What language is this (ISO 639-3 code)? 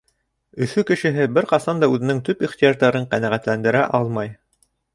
bak